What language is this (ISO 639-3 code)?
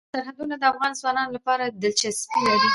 pus